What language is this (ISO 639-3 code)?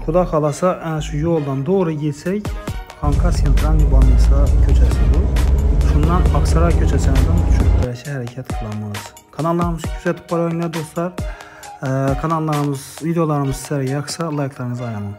tur